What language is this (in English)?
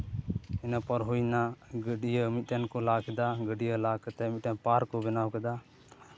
Santali